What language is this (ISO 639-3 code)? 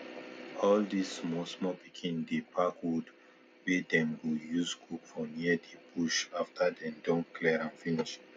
pcm